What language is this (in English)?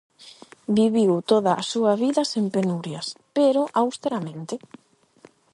Galician